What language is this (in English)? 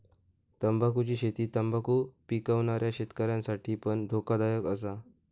Marathi